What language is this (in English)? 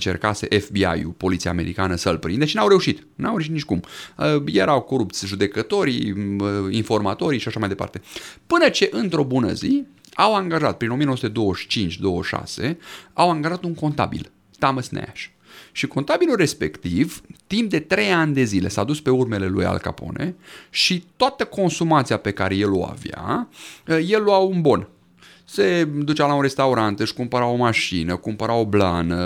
Romanian